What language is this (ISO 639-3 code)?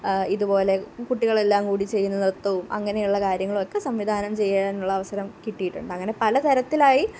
mal